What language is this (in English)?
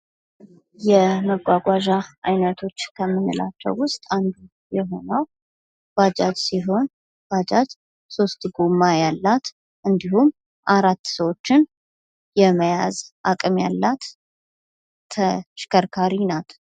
Amharic